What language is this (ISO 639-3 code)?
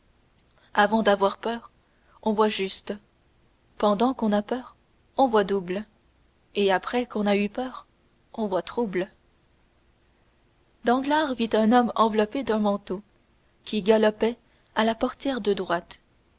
fra